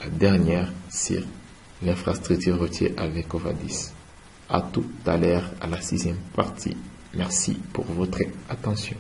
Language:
French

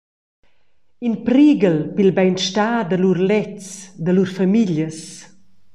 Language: Romansh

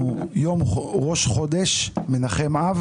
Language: Hebrew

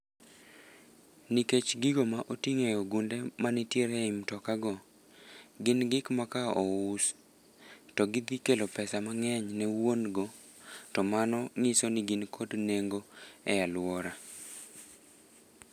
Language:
Luo (Kenya and Tanzania)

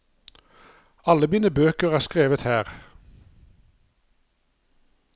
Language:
Norwegian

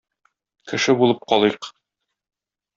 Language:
Tatar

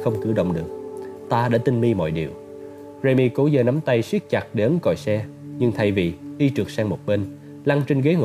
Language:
Vietnamese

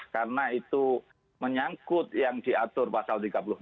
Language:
Indonesian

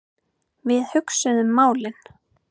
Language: Icelandic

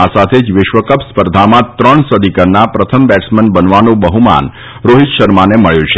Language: Gujarati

